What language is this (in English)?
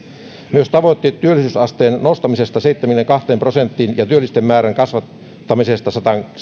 Finnish